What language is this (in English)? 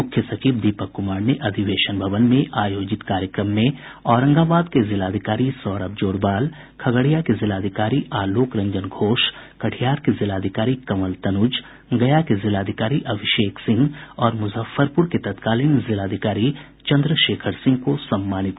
Hindi